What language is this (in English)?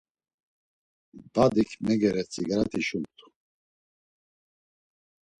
Laz